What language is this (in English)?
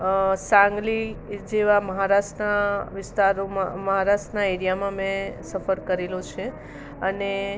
Gujarati